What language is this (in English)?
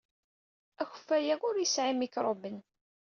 Kabyle